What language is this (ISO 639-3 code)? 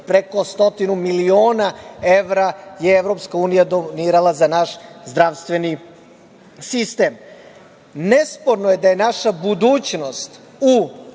srp